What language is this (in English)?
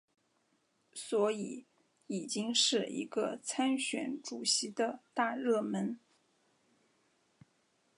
Chinese